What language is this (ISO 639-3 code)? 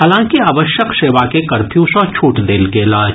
mai